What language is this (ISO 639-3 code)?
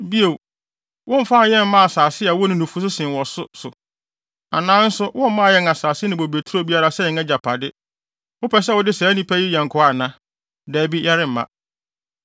aka